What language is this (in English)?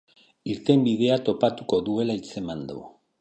Basque